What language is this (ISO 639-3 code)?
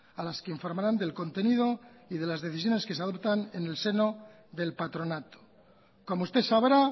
spa